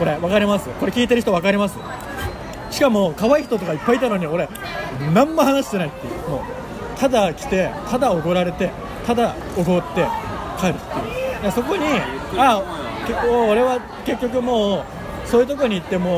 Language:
Japanese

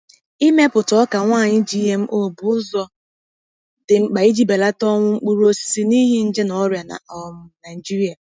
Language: Igbo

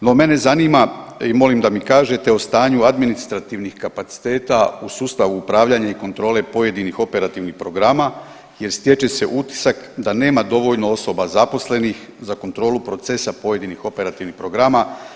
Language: Croatian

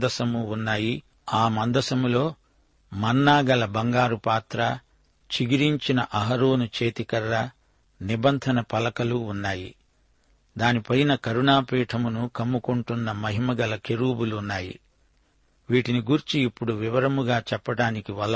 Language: Telugu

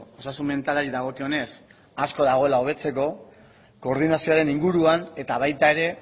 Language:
Basque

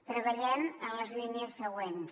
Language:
Catalan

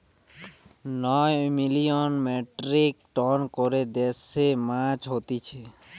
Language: Bangla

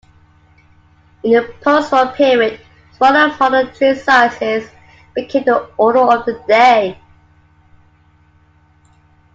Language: English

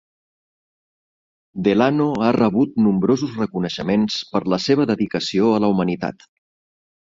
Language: Catalan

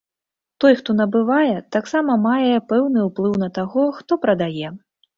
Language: Belarusian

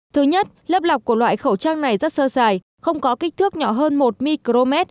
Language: Vietnamese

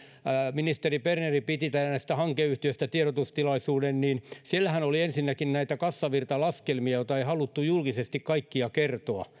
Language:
Finnish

